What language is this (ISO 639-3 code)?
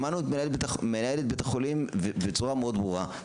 heb